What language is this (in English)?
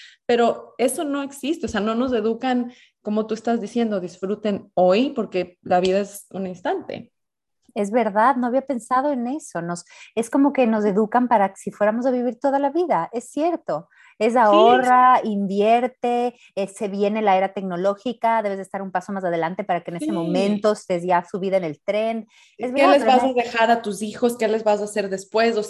Spanish